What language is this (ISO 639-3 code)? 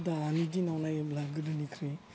brx